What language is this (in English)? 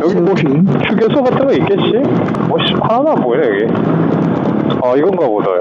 Korean